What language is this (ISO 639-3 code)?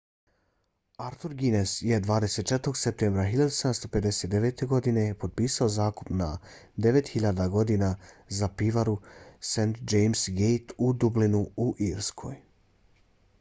bos